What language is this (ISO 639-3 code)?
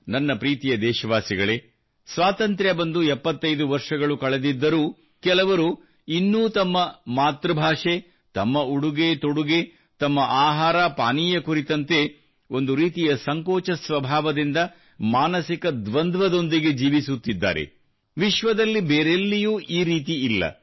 kan